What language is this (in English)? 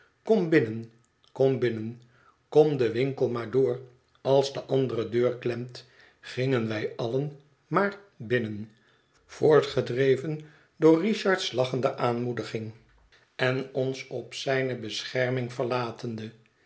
Dutch